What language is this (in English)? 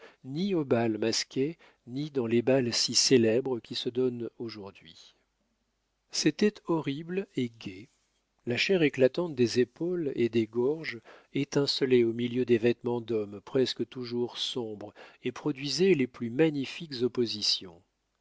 French